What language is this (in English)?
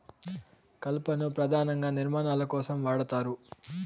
Telugu